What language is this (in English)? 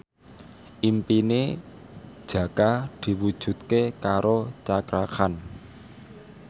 Javanese